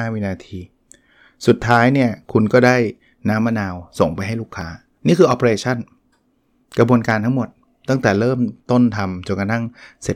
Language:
Thai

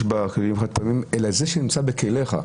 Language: Hebrew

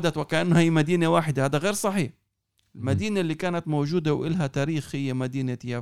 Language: Arabic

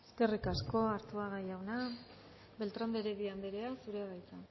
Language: Basque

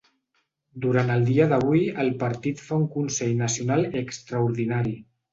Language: Catalan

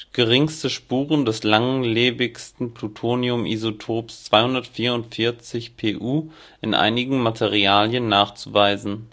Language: German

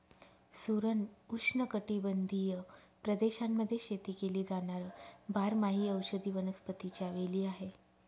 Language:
Marathi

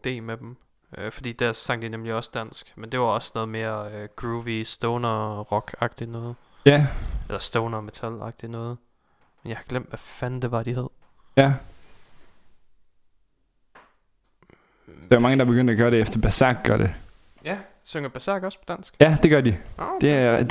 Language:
Danish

